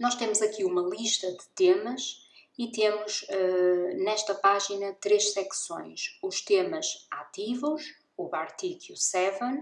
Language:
Portuguese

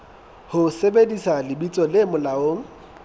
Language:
Southern Sotho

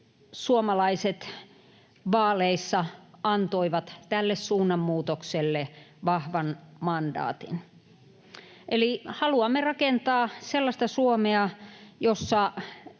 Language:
Finnish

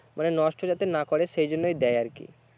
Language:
Bangla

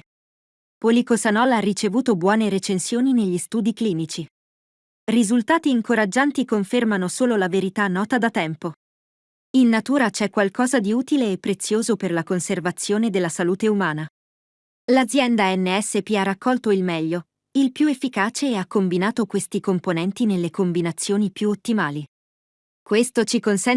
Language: Italian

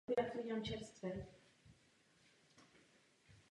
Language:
Czech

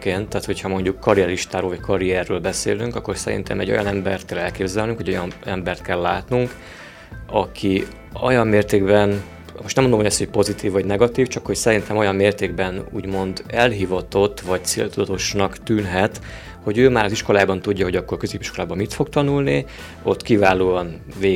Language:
Hungarian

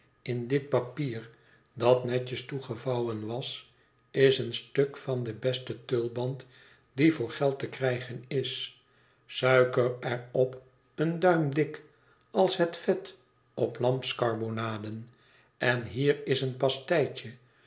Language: Dutch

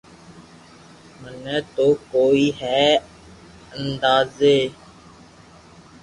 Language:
Loarki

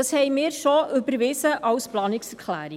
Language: Swiss German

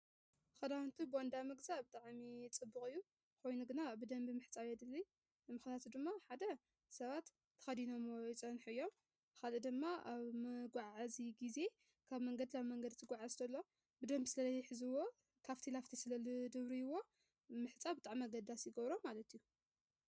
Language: Tigrinya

